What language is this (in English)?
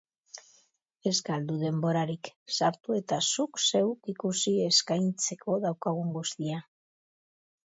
Basque